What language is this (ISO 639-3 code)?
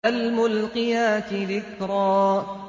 ara